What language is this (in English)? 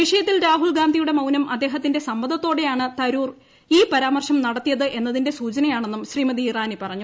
Malayalam